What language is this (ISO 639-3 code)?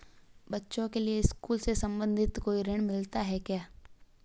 hin